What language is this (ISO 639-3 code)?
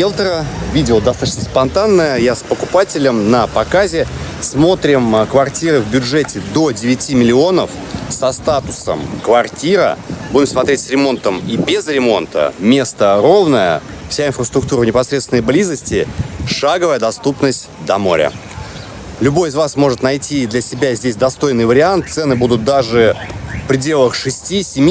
rus